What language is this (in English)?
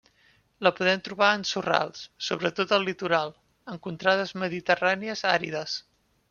Catalan